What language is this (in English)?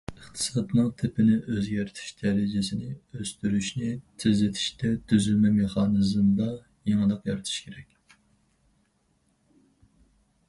Uyghur